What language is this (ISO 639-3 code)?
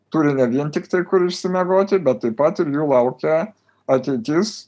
lit